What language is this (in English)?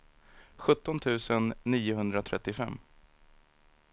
Swedish